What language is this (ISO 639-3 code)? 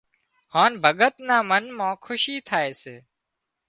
kxp